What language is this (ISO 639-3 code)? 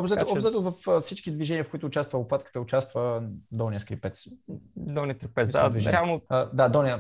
bul